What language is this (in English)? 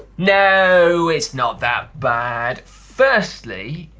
English